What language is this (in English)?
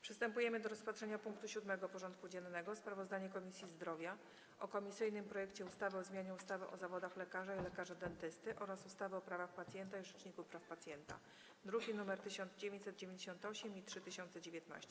Polish